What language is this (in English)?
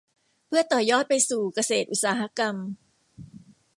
Thai